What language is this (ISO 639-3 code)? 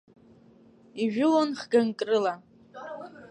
abk